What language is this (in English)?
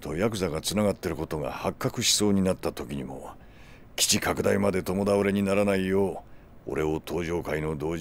Japanese